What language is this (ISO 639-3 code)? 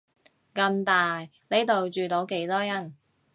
yue